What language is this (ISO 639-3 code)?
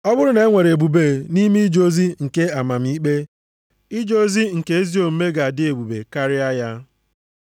ibo